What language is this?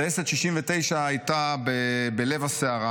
Hebrew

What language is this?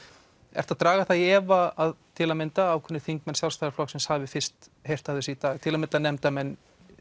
Icelandic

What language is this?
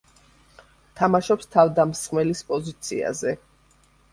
Georgian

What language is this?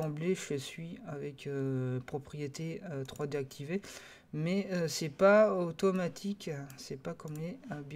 French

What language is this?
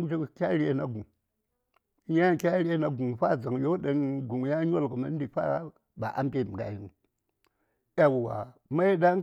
Saya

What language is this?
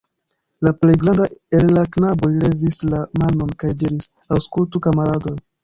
Esperanto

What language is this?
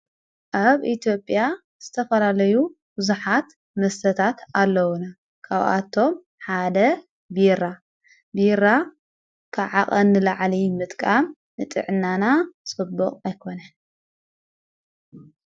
Tigrinya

